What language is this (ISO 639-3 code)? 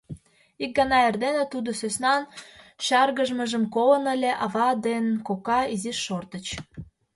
chm